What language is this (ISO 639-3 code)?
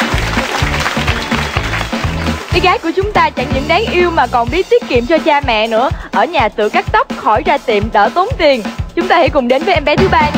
vie